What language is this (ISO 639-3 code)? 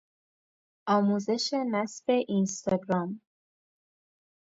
fas